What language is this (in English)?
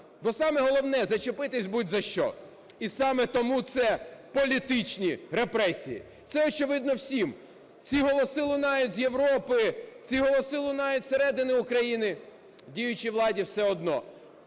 Ukrainian